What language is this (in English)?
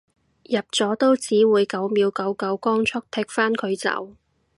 Cantonese